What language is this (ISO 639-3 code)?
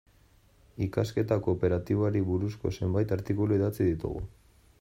eus